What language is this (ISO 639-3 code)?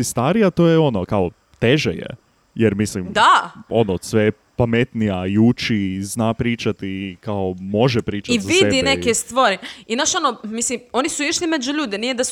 hrv